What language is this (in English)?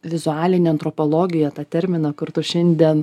Lithuanian